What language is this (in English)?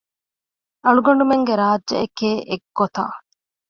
Divehi